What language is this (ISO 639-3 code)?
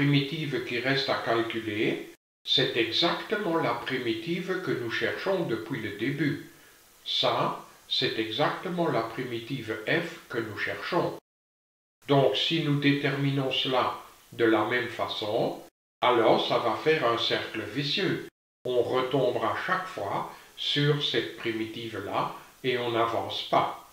fra